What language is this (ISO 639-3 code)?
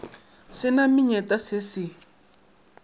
nso